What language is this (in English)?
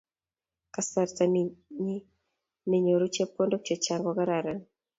Kalenjin